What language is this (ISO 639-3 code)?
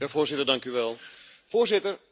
nld